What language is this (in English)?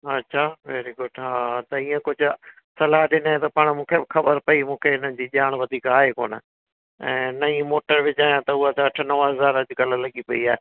Sindhi